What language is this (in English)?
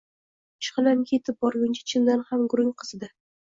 Uzbek